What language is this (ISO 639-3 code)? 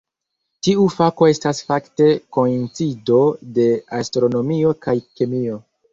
epo